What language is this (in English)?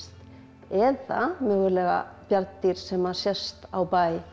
Icelandic